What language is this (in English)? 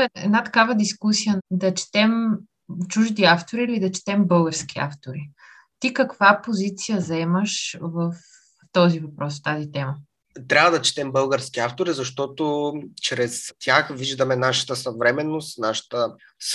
Bulgarian